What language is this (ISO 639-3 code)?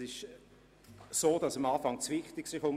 gsw